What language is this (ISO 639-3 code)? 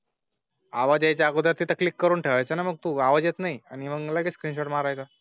mar